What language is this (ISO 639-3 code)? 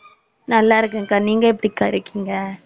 tam